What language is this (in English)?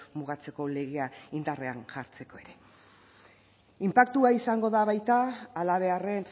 Basque